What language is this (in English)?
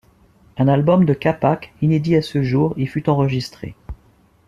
French